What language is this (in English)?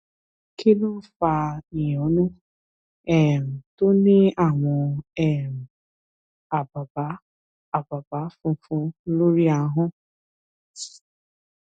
Yoruba